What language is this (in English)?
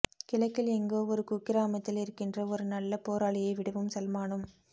Tamil